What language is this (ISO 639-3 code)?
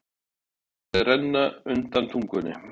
isl